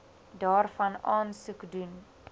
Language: Afrikaans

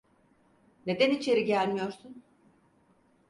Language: Turkish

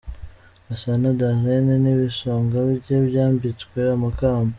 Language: Kinyarwanda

